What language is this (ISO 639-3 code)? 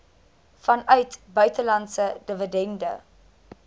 afr